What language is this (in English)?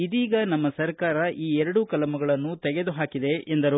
Kannada